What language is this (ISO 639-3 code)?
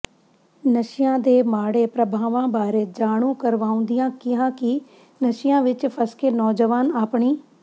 pan